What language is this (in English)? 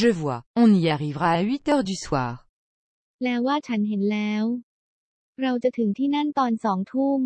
Thai